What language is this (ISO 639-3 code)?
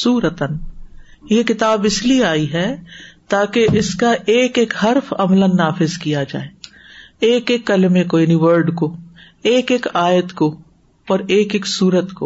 urd